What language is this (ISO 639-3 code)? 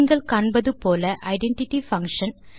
tam